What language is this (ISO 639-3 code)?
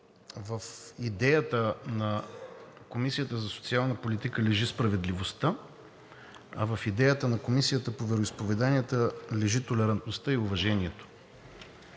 bul